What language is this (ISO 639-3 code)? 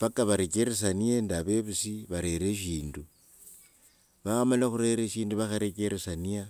lwg